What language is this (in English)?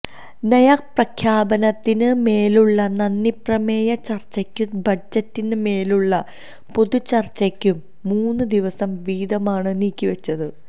Malayalam